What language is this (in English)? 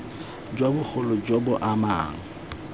Tswana